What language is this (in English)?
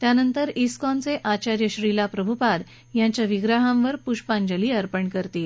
Marathi